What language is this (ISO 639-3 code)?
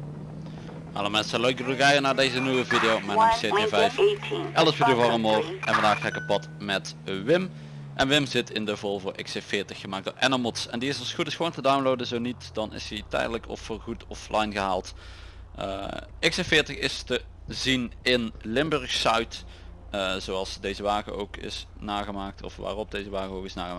nld